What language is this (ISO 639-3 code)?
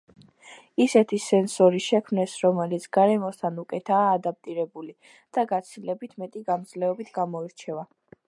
kat